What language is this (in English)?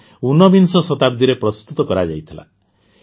Odia